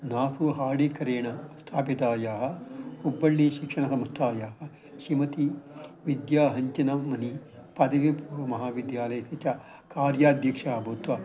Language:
Sanskrit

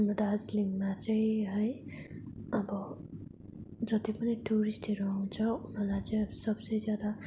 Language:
Nepali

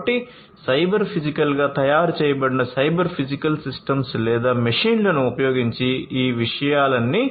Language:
Telugu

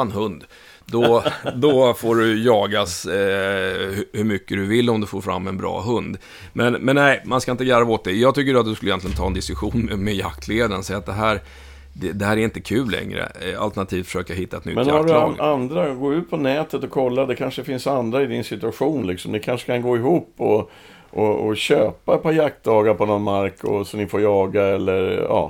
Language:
Swedish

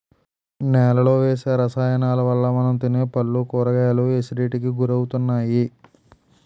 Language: Telugu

